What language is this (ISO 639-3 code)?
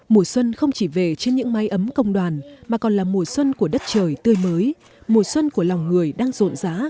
vie